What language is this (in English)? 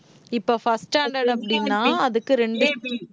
Tamil